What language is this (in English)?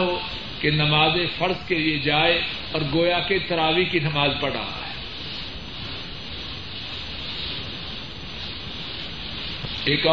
Urdu